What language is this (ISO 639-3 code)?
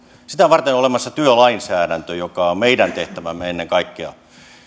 fin